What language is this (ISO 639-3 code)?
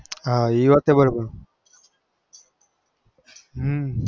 guj